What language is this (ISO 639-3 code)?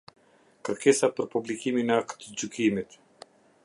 sqi